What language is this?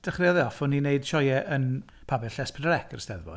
Welsh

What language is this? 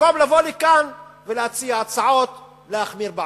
Hebrew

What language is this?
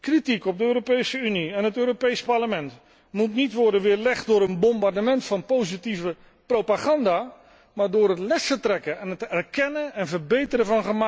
Dutch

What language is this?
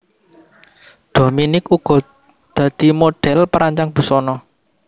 Javanese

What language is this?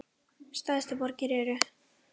Icelandic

